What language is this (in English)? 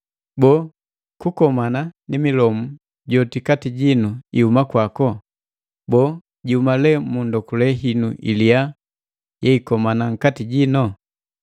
Matengo